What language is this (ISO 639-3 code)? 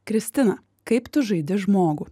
lit